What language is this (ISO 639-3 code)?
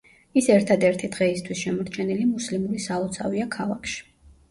kat